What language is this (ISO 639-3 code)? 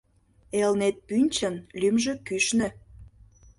chm